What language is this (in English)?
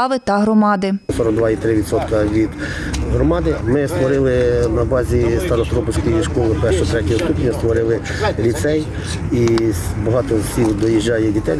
Ukrainian